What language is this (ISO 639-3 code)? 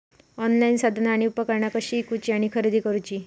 mar